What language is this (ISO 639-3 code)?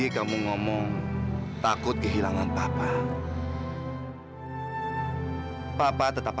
ind